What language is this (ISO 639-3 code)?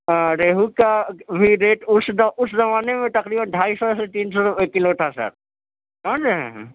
urd